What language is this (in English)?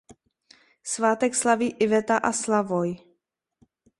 Czech